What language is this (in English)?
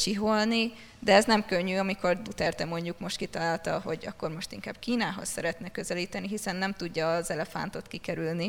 Hungarian